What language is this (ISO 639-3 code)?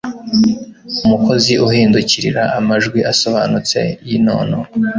kin